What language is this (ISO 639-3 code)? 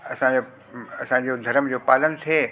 snd